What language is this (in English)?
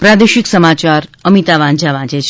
Gujarati